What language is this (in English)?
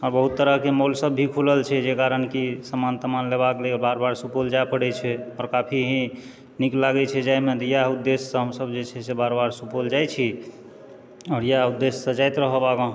Maithili